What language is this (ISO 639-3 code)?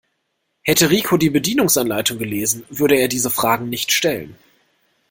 deu